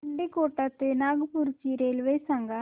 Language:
Marathi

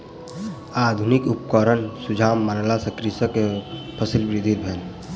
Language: Maithili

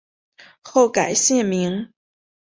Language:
Chinese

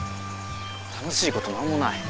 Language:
Japanese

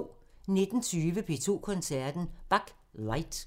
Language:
Danish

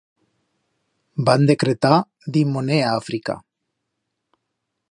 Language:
Aragonese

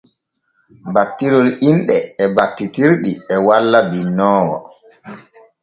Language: Borgu Fulfulde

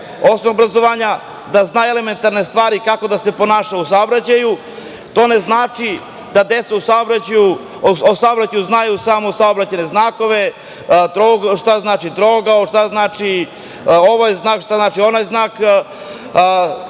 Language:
Serbian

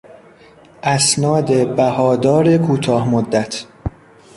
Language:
Persian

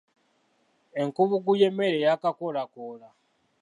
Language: Ganda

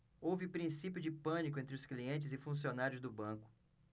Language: Portuguese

